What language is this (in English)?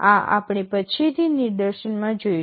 Gujarati